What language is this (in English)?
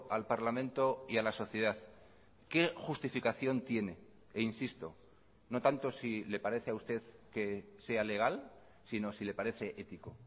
Spanish